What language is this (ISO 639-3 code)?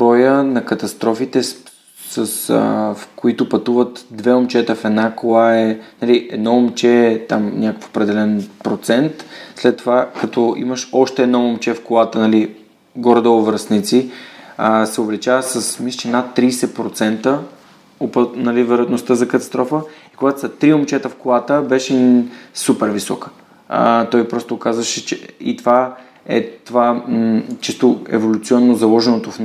bul